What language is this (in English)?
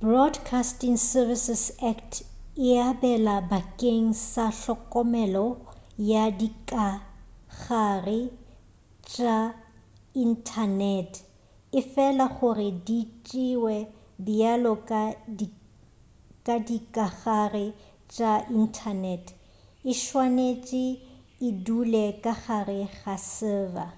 Northern Sotho